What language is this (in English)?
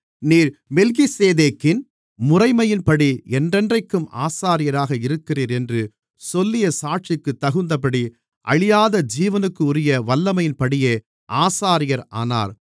Tamil